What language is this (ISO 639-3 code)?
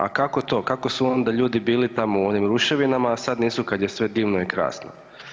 hrv